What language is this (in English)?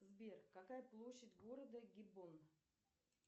Russian